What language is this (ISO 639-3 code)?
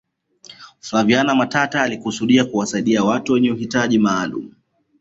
swa